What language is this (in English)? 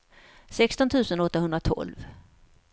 Swedish